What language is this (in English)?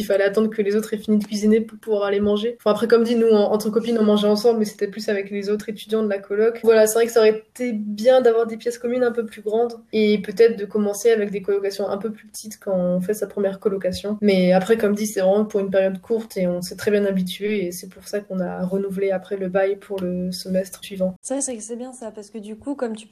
French